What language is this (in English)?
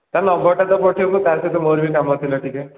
Odia